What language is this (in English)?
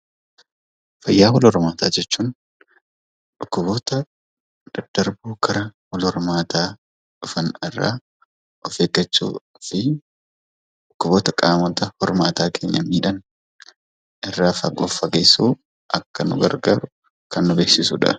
Oromo